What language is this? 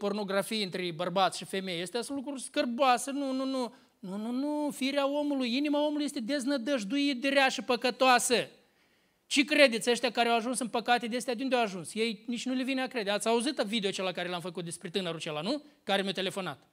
Romanian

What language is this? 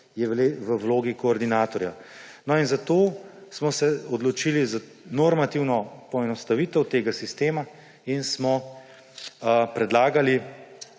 Slovenian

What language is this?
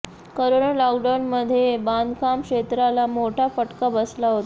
Marathi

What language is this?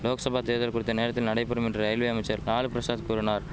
Tamil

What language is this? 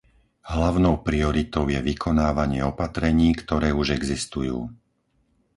Slovak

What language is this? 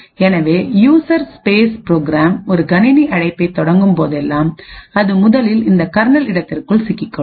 Tamil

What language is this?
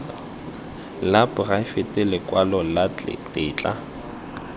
Tswana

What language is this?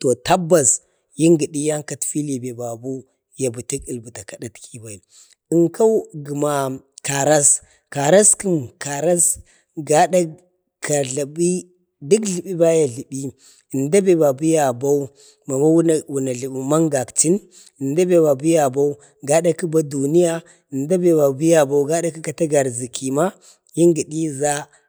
Bade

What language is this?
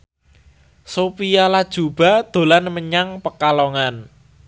Javanese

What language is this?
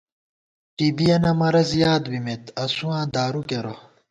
Gawar-Bati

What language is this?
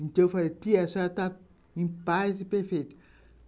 Portuguese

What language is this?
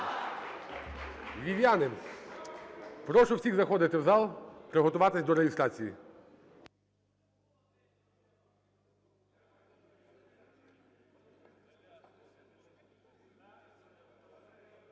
Ukrainian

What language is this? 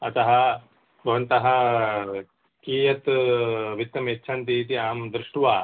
Sanskrit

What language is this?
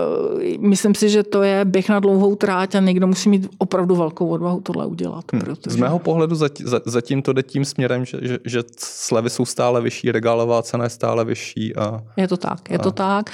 Czech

